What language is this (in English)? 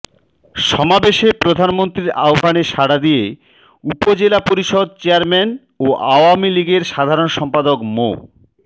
Bangla